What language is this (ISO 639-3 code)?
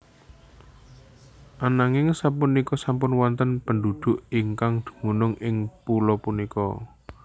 jav